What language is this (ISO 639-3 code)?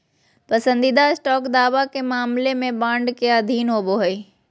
mag